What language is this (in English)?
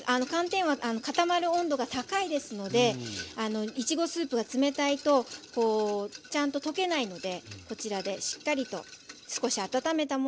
Japanese